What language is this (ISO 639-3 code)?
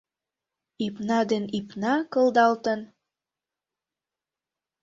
chm